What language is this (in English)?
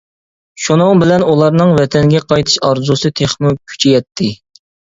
Uyghur